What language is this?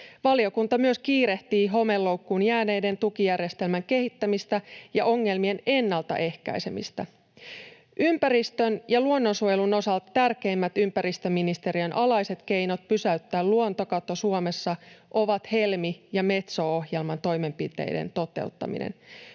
Finnish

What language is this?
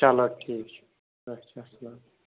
Kashmiri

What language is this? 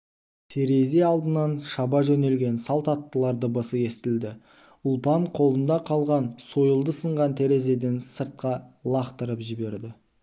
Kazakh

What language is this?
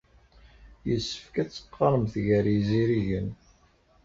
Kabyle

